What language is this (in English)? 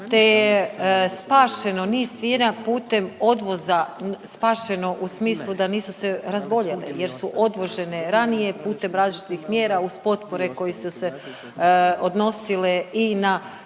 Croatian